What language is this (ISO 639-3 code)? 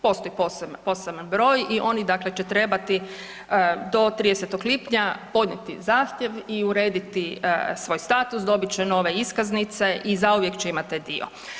hrv